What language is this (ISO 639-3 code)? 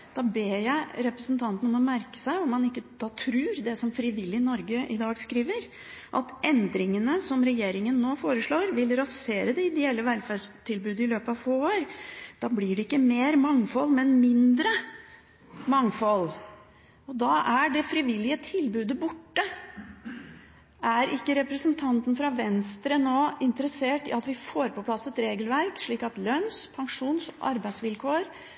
nob